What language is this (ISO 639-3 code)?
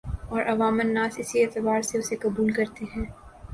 urd